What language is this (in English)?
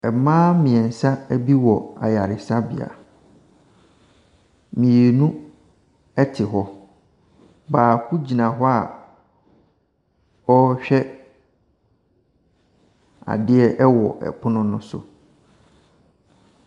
Akan